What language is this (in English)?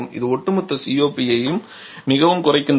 Tamil